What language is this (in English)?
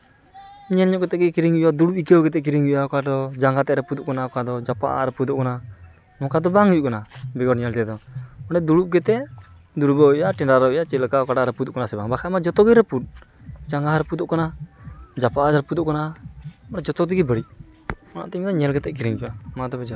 Santali